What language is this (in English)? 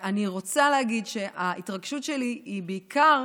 Hebrew